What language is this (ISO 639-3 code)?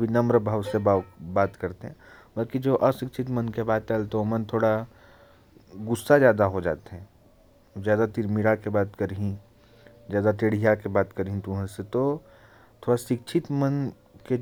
kfp